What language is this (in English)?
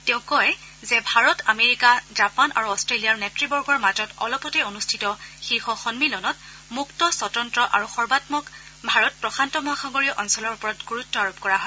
Assamese